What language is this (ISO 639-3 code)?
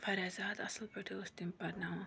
kas